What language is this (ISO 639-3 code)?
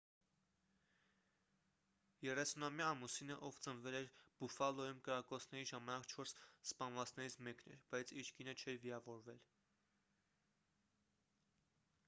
hye